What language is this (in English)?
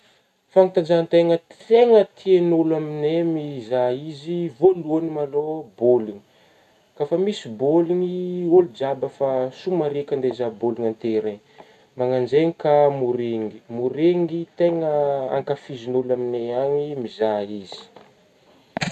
Northern Betsimisaraka Malagasy